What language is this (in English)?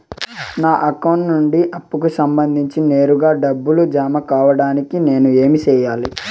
Telugu